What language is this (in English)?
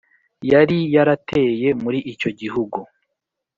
Kinyarwanda